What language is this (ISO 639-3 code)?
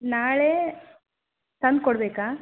kan